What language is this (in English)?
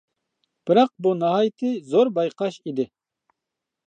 Uyghur